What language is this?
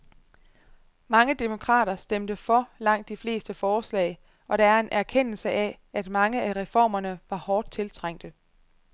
Danish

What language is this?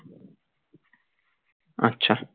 Bangla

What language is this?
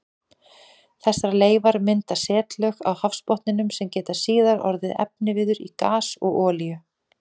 Icelandic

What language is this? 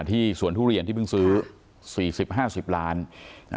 Thai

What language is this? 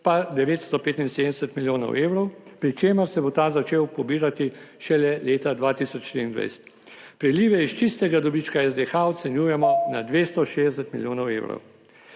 Slovenian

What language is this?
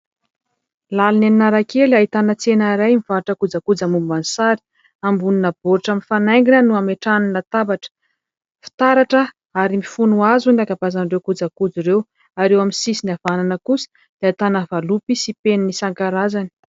Malagasy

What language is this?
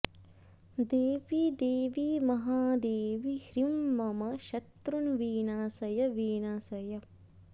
Sanskrit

